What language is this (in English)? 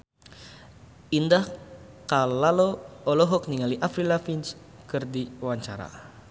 Sundanese